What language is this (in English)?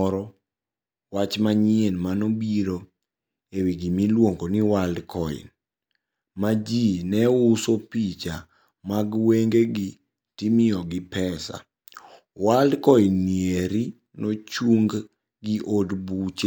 Luo (Kenya and Tanzania)